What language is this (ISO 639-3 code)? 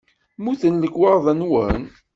kab